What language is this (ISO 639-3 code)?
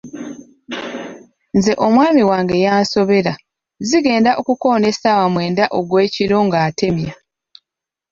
lug